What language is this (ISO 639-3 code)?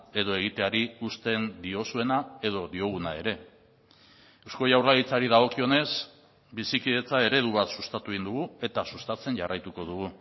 eus